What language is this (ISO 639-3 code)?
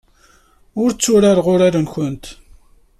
kab